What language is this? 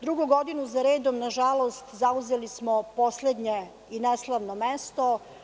Serbian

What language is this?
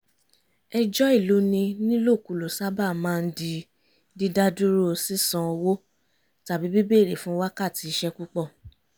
Yoruba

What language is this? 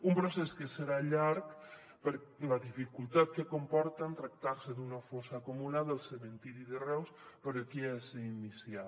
Catalan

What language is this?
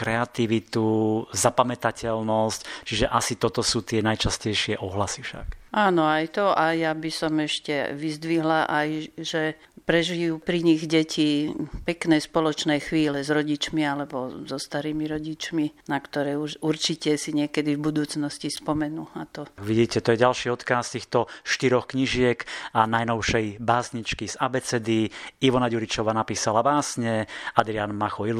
Slovak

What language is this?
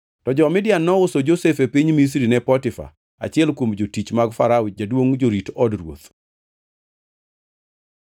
Luo (Kenya and Tanzania)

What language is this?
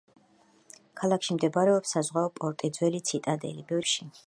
Georgian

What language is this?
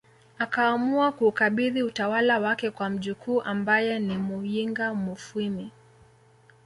Swahili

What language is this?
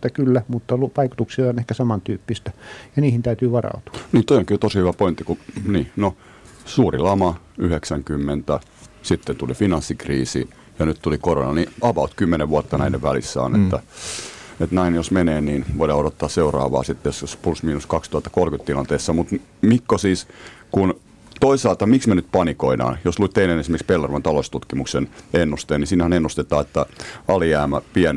Finnish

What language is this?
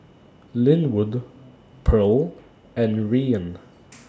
English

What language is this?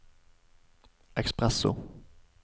Norwegian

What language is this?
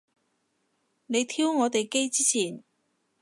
Cantonese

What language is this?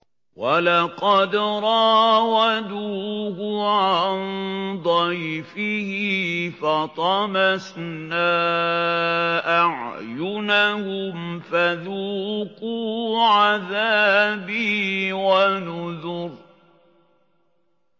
Arabic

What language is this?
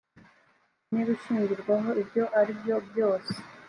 Kinyarwanda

